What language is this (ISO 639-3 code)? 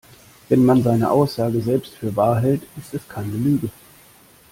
deu